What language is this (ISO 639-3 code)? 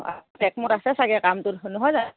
asm